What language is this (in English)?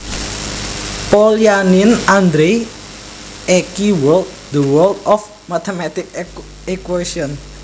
Javanese